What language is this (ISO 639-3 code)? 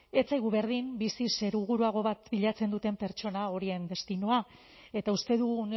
eus